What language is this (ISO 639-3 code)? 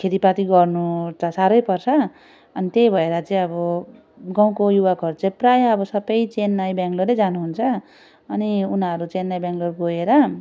nep